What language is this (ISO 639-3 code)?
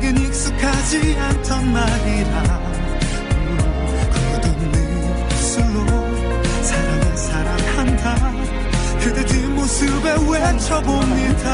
vie